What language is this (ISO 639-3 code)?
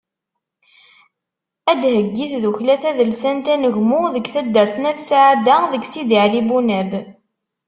kab